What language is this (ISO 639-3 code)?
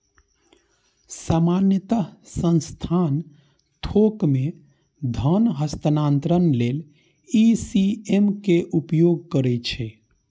mai